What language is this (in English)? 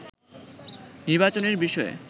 Bangla